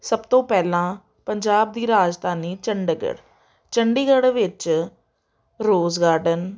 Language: Punjabi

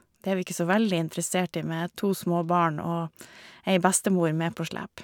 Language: Norwegian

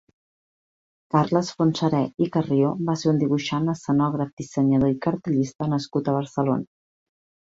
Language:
Catalan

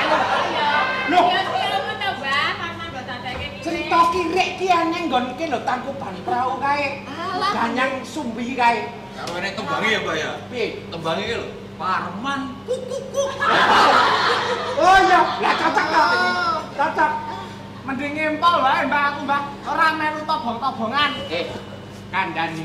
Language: Indonesian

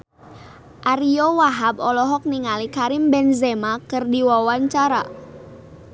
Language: Sundanese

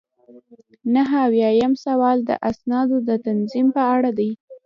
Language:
Pashto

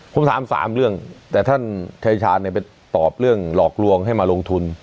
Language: Thai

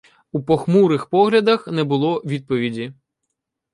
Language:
Ukrainian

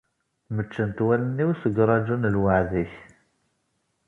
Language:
Kabyle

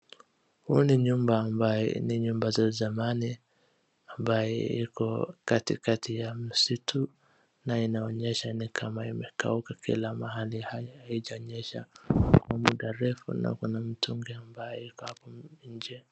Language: Swahili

